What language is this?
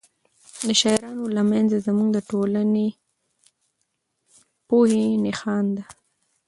Pashto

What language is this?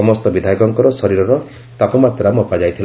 Odia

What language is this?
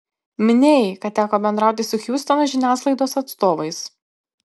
Lithuanian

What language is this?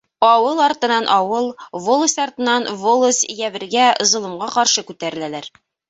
Bashkir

